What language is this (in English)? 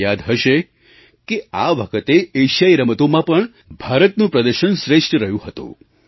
Gujarati